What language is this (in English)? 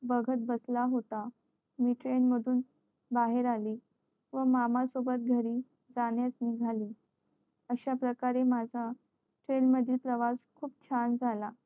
Marathi